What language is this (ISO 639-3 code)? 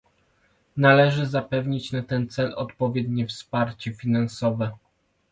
pol